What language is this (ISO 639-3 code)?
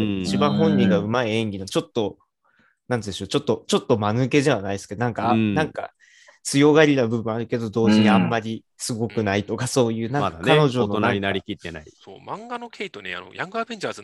jpn